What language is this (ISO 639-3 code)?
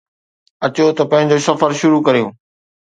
snd